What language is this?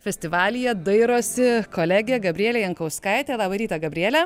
Lithuanian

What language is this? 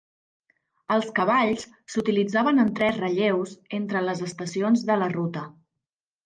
Catalan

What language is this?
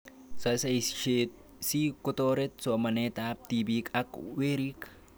Kalenjin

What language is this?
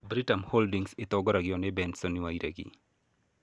Kikuyu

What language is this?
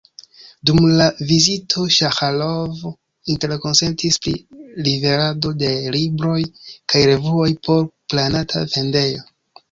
Esperanto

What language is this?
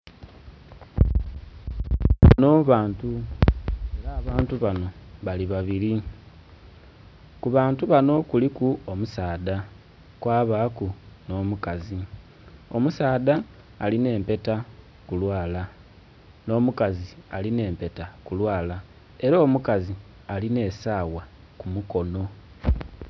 Soga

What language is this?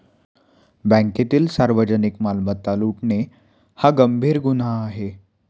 Marathi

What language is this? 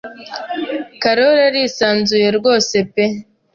Kinyarwanda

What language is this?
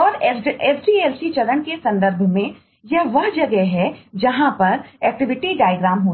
Hindi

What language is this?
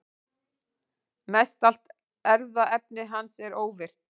Icelandic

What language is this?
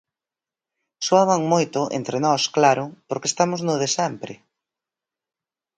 Galician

